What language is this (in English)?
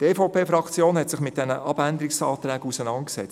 Swiss German